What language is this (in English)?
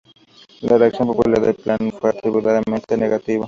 Spanish